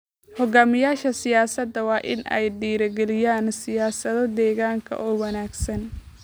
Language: Somali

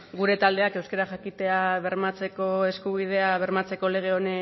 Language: Basque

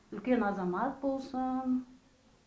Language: Kazakh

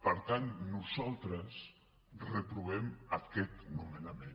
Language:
Catalan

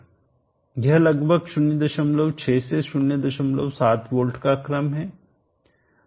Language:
Hindi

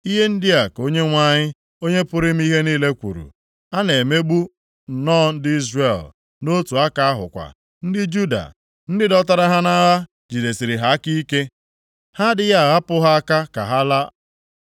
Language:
Igbo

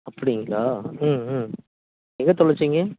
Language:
Tamil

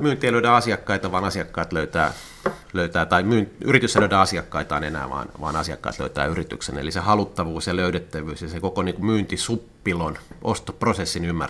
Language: Finnish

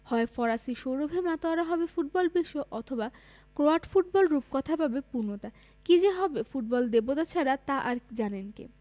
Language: Bangla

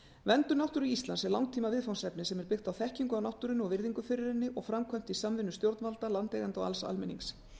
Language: Icelandic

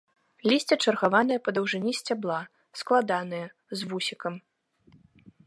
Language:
Belarusian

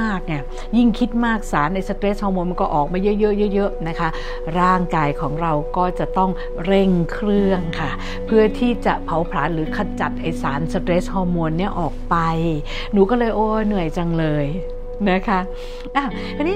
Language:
Thai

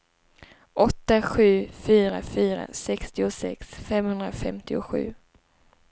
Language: Swedish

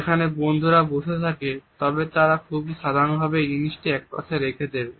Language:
Bangla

